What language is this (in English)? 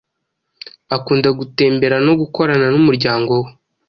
Kinyarwanda